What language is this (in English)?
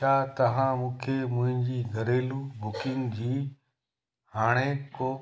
Sindhi